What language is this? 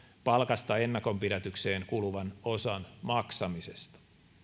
Finnish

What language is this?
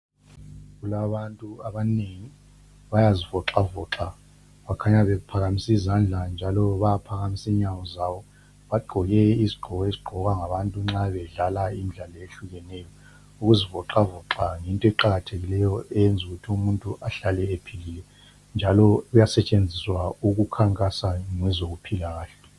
North Ndebele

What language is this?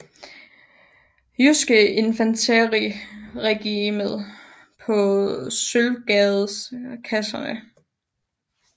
Danish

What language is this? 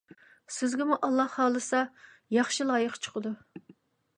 Uyghur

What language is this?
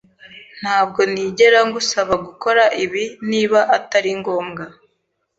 Kinyarwanda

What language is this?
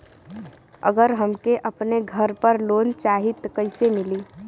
Bhojpuri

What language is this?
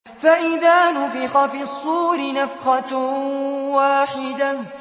Arabic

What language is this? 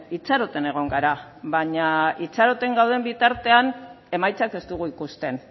Basque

